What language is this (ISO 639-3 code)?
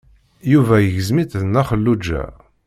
kab